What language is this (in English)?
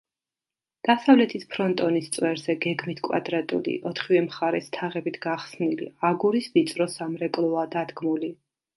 Georgian